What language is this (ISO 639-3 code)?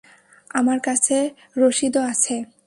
ben